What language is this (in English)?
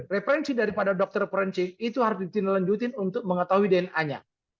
Indonesian